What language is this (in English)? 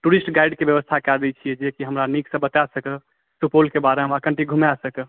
Maithili